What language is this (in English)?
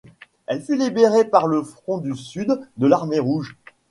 French